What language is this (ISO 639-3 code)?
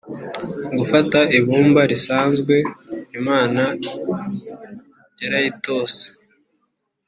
kin